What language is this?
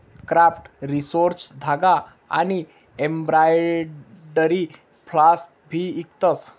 Marathi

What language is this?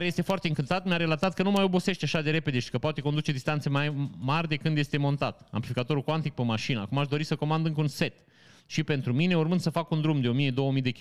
Romanian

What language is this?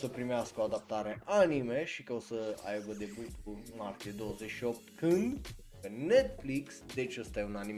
Romanian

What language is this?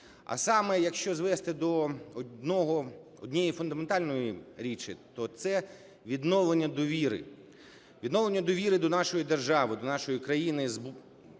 Ukrainian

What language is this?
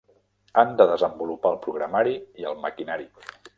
Catalan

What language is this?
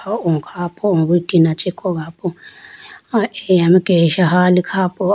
Idu-Mishmi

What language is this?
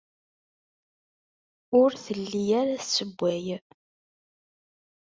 Kabyle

